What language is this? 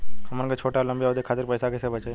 Bhojpuri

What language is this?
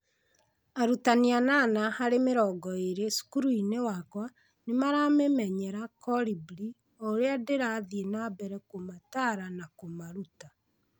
Kikuyu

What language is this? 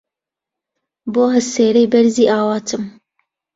Central Kurdish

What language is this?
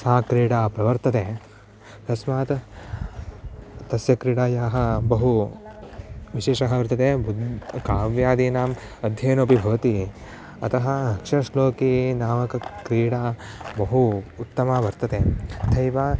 Sanskrit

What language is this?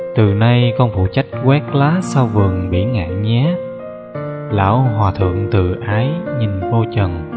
Vietnamese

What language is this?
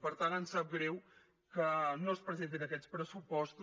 Catalan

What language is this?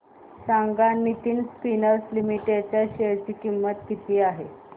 Marathi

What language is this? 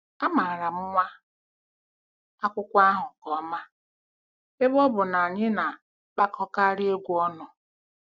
Igbo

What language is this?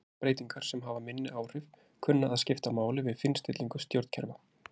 Icelandic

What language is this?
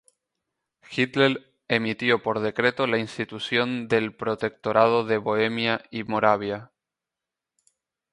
Spanish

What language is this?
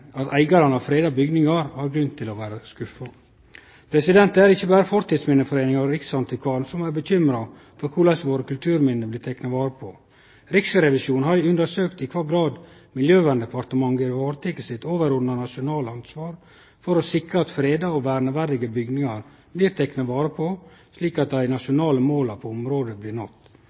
Norwegian Nynorsk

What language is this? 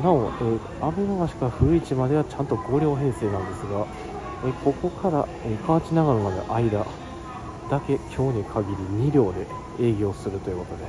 Japanese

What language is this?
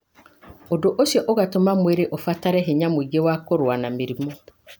Kikuyu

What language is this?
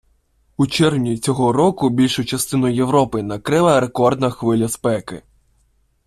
Ukrainian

